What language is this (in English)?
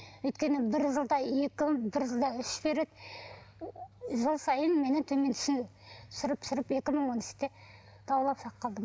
Kazakh